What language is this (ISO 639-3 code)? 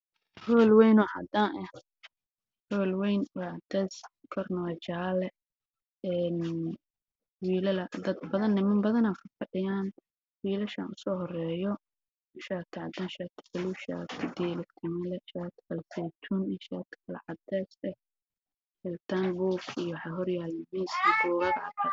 som